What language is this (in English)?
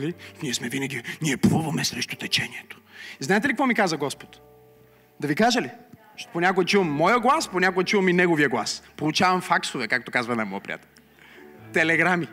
Bulgarian